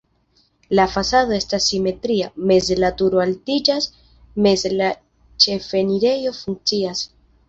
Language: Esperanto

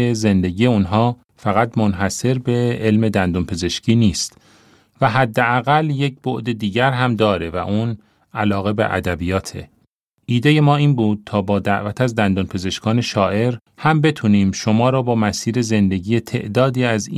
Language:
Persian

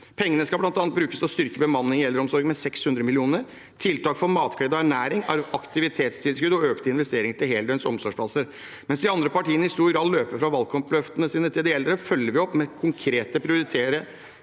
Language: Norwegian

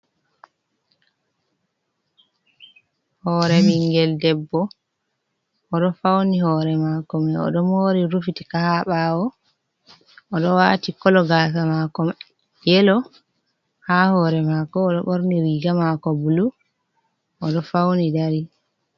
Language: Fula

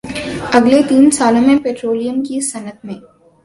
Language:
Urdu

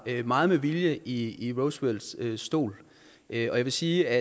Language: Danish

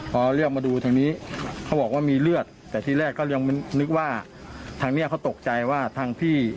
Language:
Thai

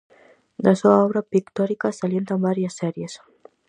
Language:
Galician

